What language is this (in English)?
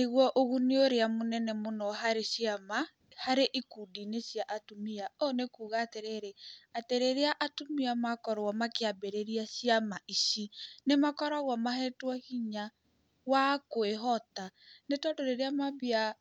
Kikuyu